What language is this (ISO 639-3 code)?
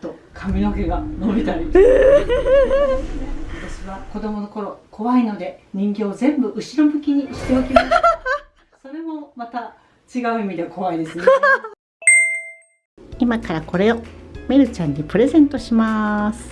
jpn